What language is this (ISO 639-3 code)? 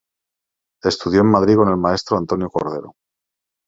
spa